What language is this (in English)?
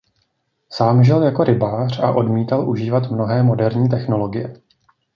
Czech